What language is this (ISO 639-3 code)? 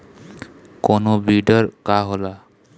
bho